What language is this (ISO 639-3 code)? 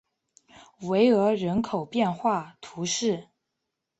zho